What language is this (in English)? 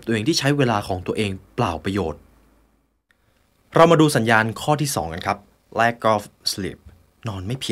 Thai